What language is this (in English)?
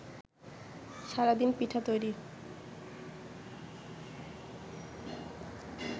Bangla